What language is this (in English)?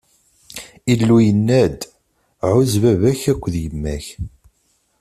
Kabyle